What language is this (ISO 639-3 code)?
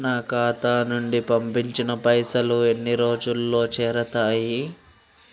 tel